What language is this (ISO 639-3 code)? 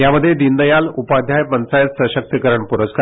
mar